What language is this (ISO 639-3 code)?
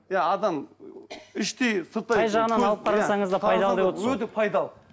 kaz